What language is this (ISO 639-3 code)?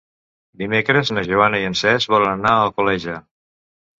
cat